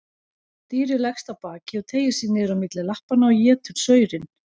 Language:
Icelandic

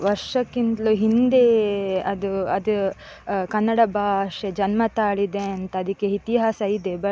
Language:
Kannada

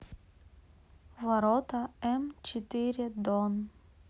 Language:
Russian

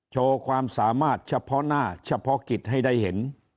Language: Thai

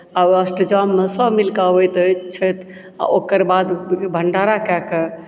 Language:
Maithili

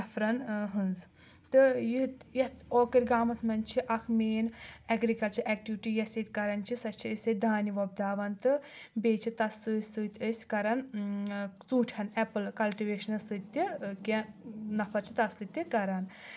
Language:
Kashmiri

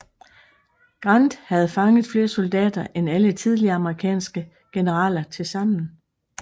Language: Danish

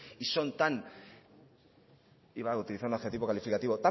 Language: Spanish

